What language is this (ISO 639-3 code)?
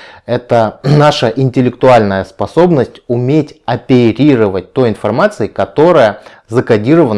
rus